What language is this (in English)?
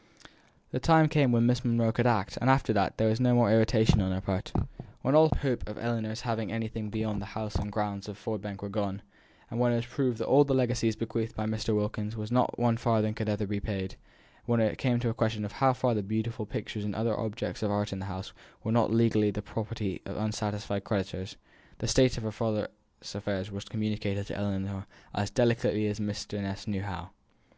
English